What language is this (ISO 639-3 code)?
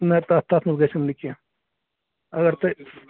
kas